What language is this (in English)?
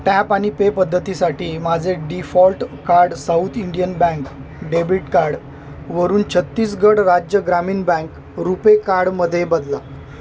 Marathi